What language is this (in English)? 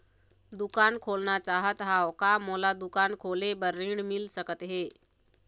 Chhattisgarhi